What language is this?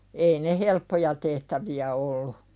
Finnish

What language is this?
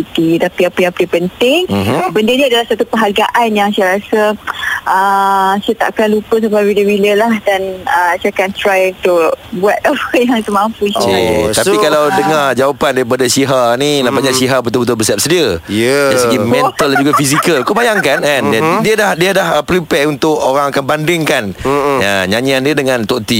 Malay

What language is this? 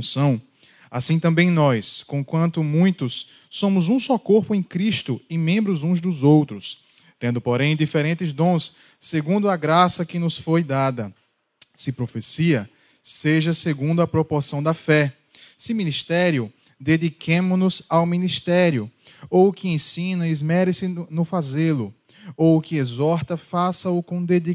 Portuguese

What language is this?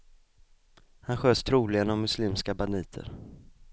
Swedish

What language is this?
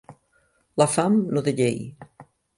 Catalan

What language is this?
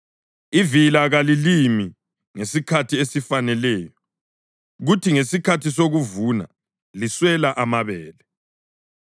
North Ndebele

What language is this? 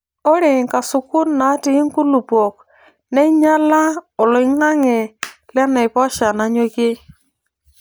Masai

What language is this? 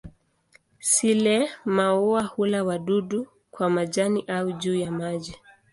Swahili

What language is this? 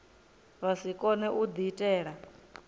Venda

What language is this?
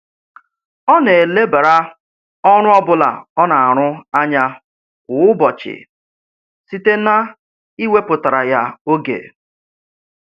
Igbo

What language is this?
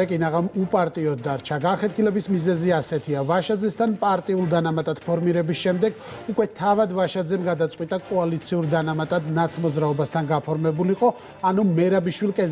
Romanian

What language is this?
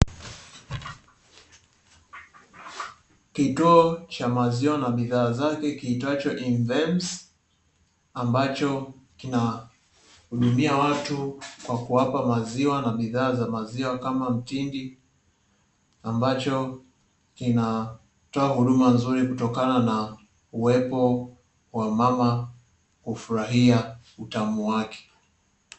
Swahili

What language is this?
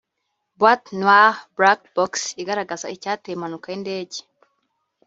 Kinyarwanda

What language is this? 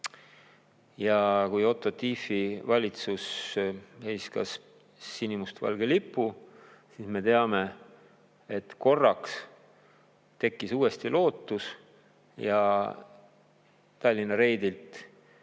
Estonian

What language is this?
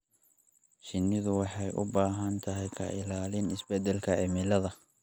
Somali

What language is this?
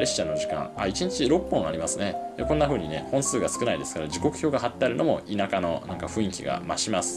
Japanese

